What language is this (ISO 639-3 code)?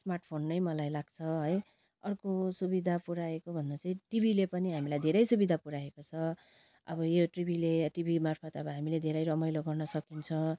nep